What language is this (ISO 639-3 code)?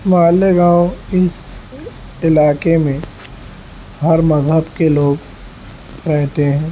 urd